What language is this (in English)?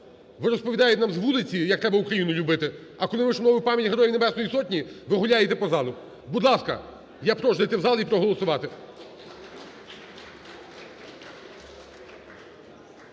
Ukrainian